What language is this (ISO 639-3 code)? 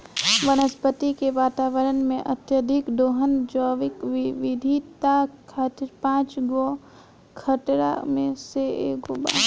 bho